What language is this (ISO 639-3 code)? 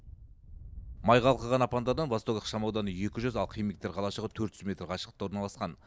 kaz